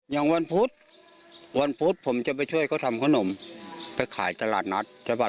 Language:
Thai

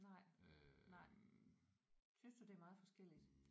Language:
Danish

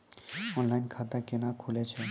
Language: Maithili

